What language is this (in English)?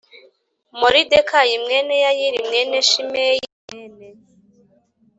Kinyarwanda